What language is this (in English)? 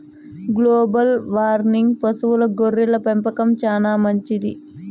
Telugu